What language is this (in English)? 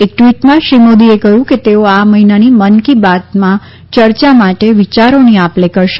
Gujarati